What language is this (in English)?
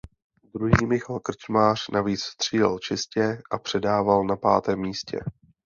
Czech